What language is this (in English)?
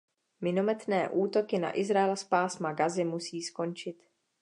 Czech